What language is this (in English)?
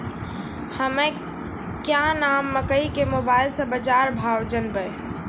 Maithili